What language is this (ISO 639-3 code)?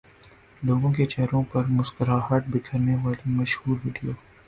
urd